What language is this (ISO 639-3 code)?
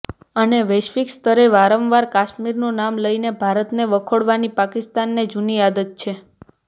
guj